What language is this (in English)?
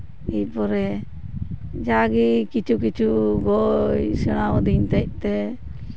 Santali